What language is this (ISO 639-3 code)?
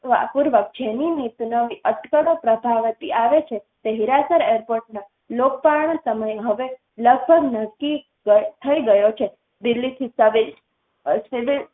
guj